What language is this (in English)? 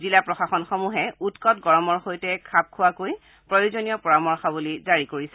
Assamese